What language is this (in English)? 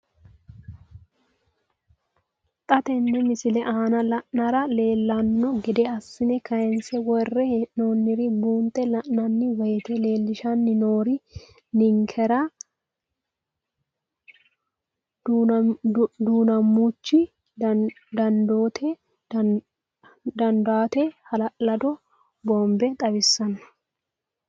Sidamo